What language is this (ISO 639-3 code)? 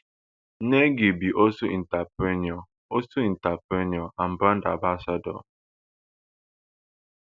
pcm